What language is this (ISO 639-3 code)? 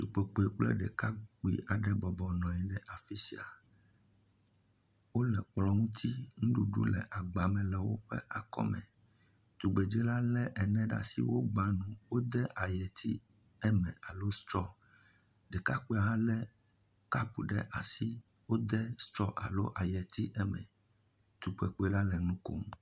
ewe